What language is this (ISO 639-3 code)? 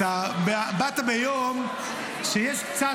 heb